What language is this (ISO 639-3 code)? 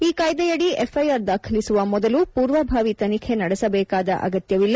kan